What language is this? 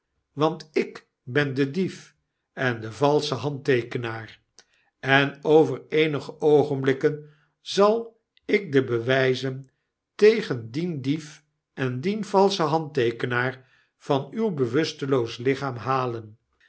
Dutch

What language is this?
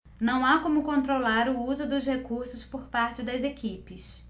Portuguese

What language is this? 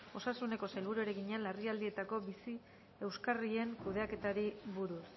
Basque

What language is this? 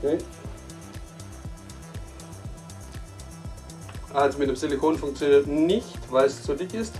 German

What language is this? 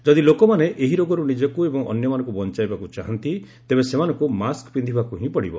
Odia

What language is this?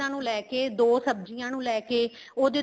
Punjabi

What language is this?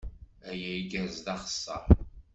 Kabyle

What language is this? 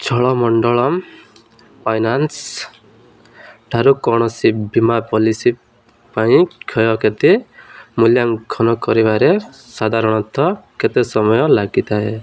Odia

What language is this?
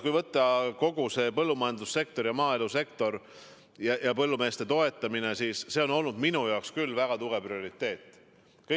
Estonian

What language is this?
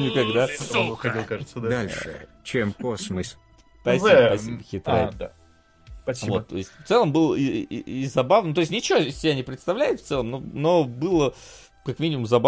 Russian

